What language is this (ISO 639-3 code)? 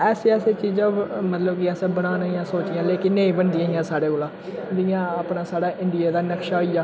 doi